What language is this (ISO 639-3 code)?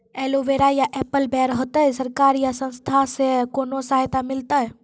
mai